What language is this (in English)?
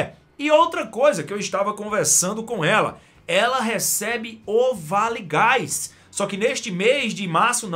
Portuguese